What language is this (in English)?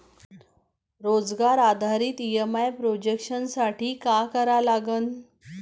Marathi